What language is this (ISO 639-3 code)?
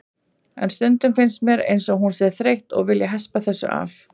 isl